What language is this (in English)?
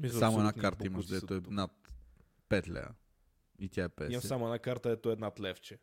Bulgarian